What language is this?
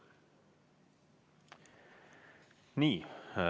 Estonian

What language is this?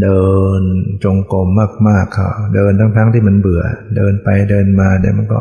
Thai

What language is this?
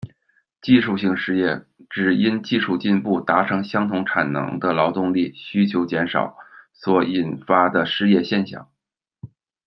Chinese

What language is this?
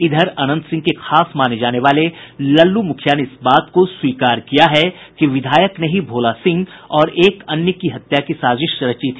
Hindi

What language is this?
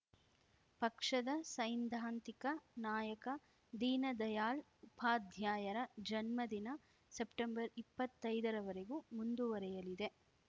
Kannada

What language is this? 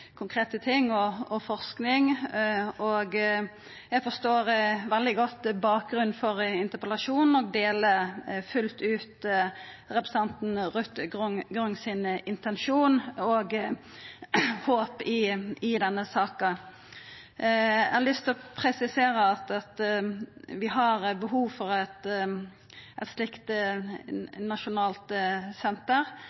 Norwegian Nynorsk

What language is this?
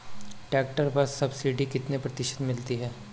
Hindi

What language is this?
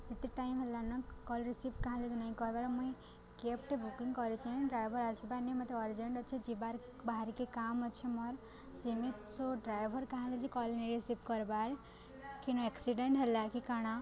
Odia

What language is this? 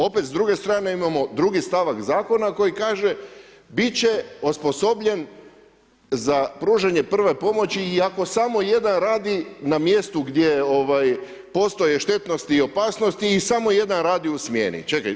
Croatian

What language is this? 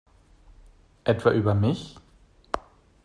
German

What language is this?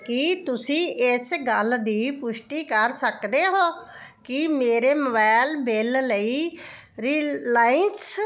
Punjabi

